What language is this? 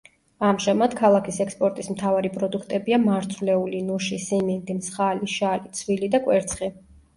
Georgian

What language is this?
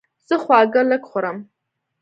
Pashto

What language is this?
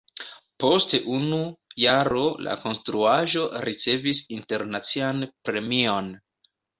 Esperanto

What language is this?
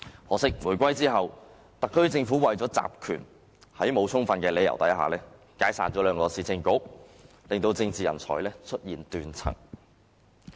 Cantonese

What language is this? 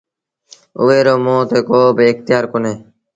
Sindhi Bhil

